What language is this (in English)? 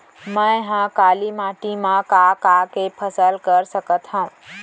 Chhattisgarhi